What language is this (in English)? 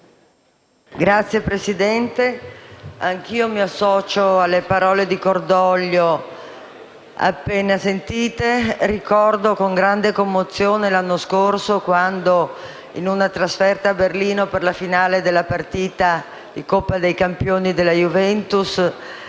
Italian